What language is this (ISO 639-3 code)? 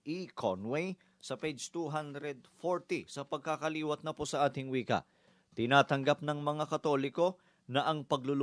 fil